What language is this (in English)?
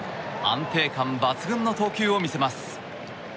Japanese